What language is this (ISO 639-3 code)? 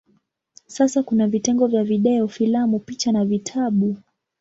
swa